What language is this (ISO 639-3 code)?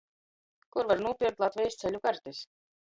ltg